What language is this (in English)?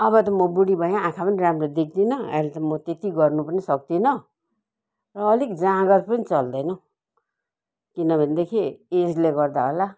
Nepali